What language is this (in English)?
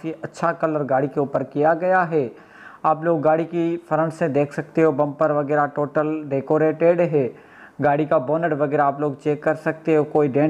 Hindi